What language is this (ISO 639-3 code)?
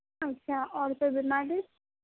urd